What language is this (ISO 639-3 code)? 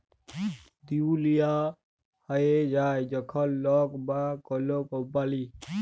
ben